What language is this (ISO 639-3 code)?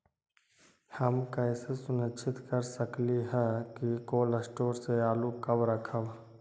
mag